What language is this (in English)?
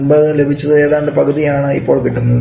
Malayalam